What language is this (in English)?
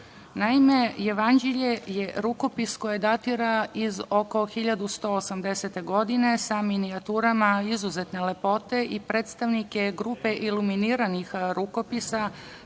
Serbian